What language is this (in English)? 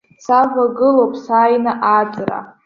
Abkhazian